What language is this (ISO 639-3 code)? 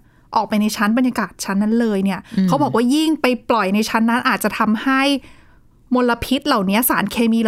tha